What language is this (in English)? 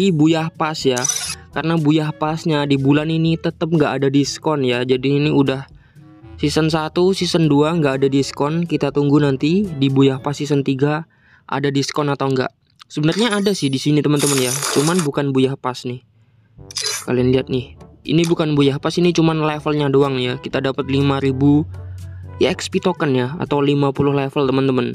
Indonesian